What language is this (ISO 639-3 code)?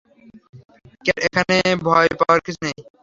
ben